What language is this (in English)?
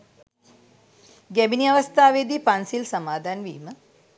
Sinhala